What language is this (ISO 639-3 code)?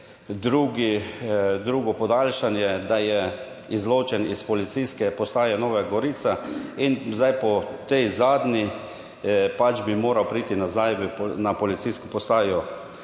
slv